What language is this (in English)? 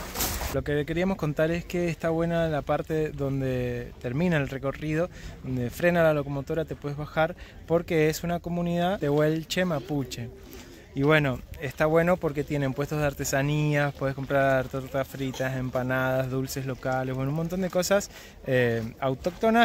Spanish